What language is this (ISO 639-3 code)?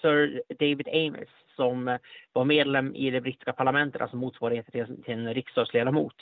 swe